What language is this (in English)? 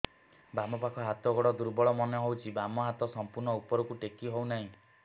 Odia